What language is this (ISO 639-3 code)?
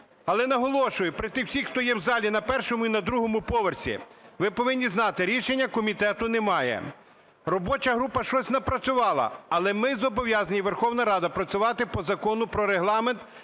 ukr